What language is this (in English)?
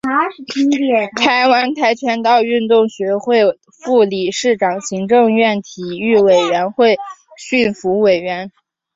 Chinese